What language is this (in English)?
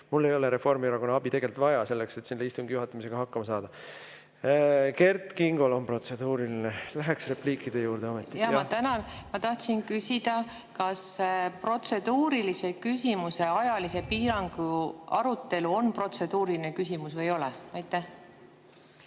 Estonian